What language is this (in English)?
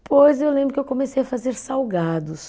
Portuguese